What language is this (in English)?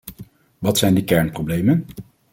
Dutch